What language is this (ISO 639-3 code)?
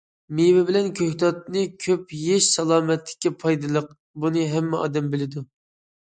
uig